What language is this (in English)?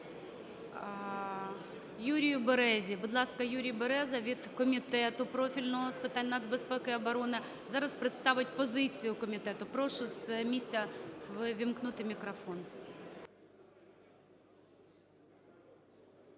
Ukrainian